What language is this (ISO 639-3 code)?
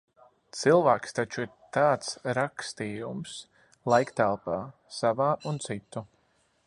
lav